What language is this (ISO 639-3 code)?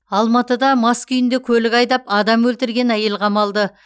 kaz